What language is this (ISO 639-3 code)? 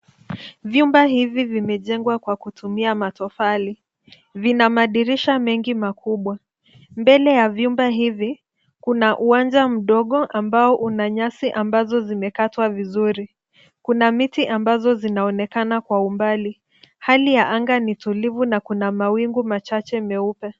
swa